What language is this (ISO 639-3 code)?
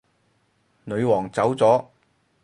yue